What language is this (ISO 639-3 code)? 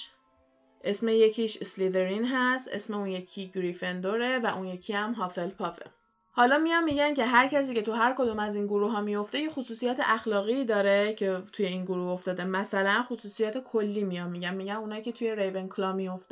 fas